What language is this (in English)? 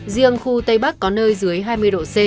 Vietnamese